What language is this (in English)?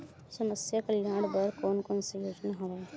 Chhattisgarhi